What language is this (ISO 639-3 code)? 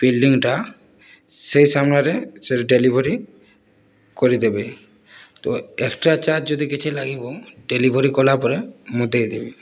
ori